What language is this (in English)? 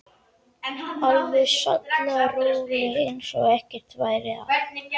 Icelandic